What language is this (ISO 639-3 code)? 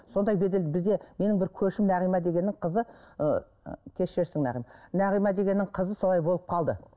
kaz